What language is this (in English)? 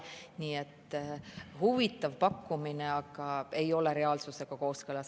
Estonian